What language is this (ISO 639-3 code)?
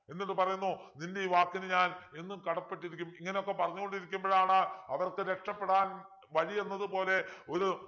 mal